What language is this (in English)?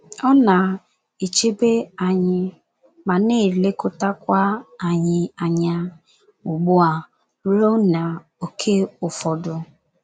Igbo